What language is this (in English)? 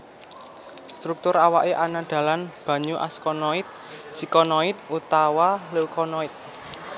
Javanese